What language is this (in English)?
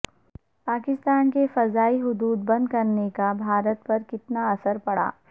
Urdu